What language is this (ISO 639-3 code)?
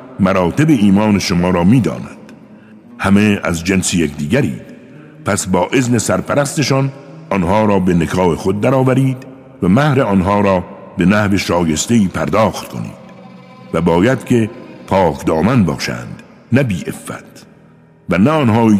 fas